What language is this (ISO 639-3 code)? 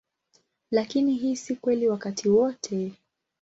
swa